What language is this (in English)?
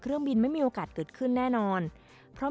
Thai